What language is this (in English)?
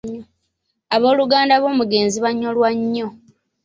Ganda